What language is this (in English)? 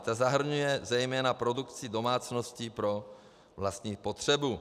Czech